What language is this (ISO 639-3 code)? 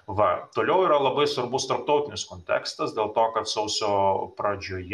lit